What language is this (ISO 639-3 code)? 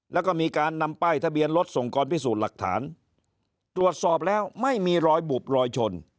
tha